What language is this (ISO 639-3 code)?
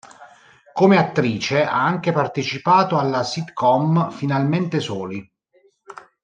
ita